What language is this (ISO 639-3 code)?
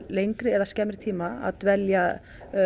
isl